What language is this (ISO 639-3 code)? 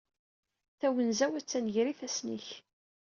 kab